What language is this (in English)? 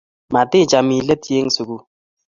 Kalenjin